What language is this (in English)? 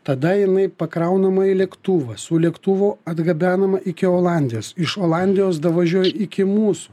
Lithuanian